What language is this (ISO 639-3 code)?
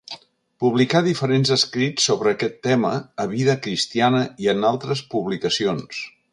cat